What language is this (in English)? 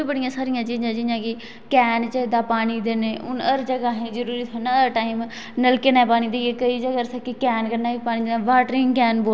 Dogri